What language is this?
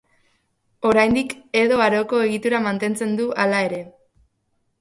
Basque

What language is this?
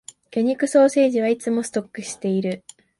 Japanese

